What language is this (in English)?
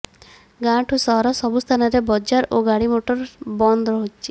Odia